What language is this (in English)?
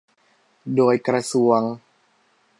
Thai